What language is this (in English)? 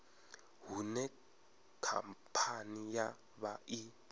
Venda